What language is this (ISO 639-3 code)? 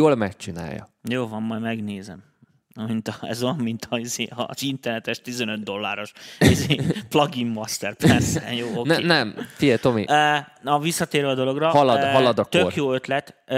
hun